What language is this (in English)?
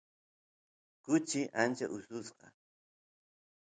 Santiago del Estero Quichua